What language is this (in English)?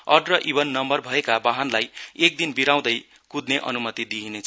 Nepali